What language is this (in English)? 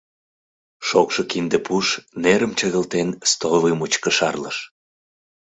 Mari